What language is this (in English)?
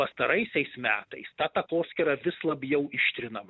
Lithuanian